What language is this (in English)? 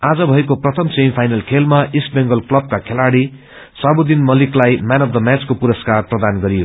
Nepali